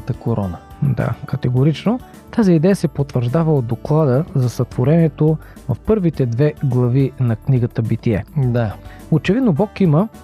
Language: Bulgarian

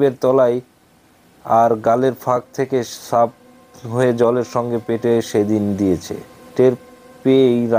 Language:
Polish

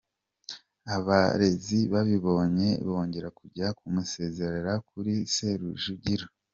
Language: Kinyarwanda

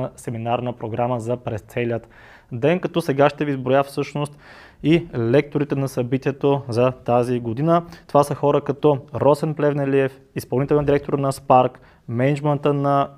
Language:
Bulgarian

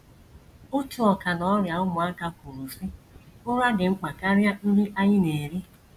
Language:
Igbo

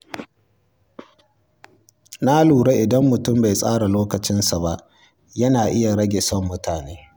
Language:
Hausa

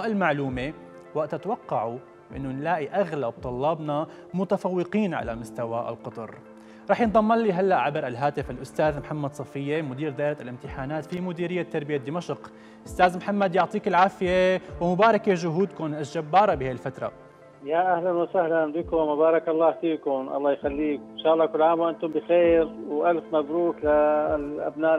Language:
Arabic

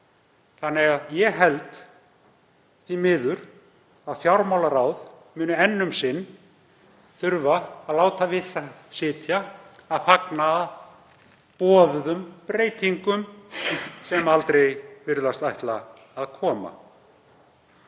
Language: Icelandic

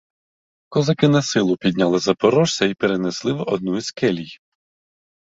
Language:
Ukrainian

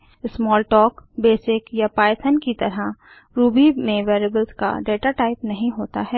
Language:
Hindi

